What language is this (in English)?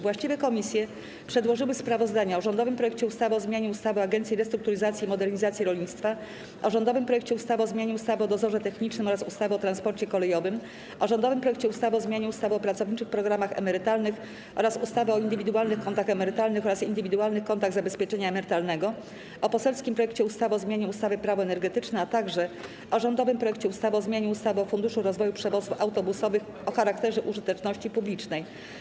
Polish